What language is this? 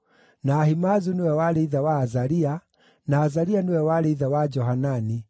Kikuyu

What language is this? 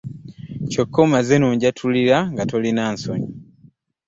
Ganda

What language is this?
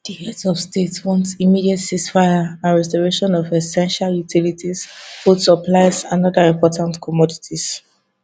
Nigerian Pidgin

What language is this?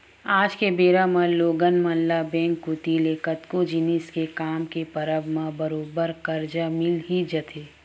Chhattisgarhi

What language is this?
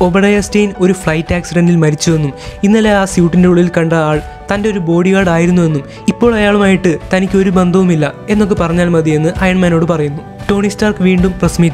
Turkish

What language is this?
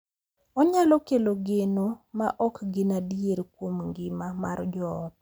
Luo (Kenya and Tanzania)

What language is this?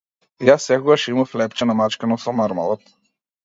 Macedonian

